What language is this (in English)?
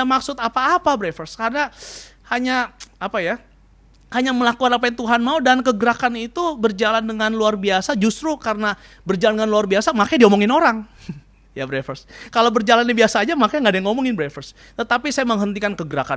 Indonesian